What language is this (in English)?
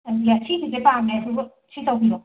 Manipuri